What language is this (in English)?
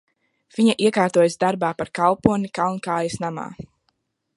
Latvian